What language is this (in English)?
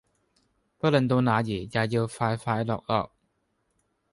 Cantonese